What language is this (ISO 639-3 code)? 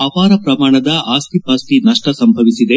kan